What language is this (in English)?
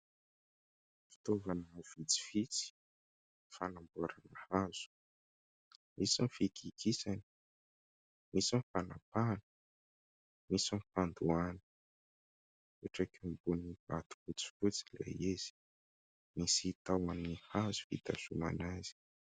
Malagasy